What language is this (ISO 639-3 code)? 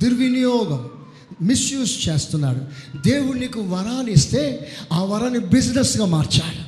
tel